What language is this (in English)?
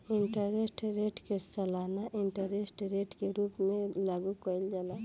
Bhojpuri